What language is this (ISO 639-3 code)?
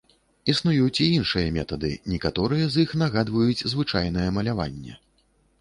bel